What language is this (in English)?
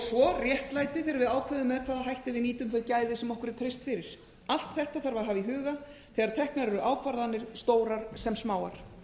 Icelandic